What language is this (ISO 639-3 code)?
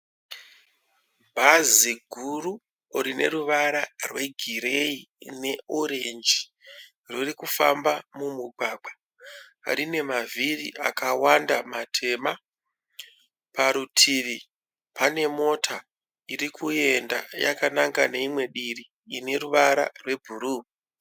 sna